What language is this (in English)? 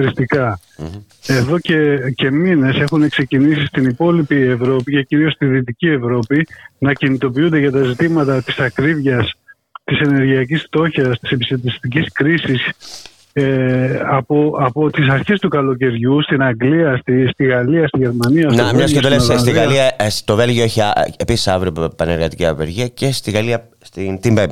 Greek